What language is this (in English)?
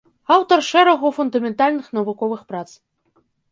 Belarusian